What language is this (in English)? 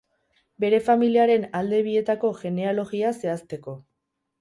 Basque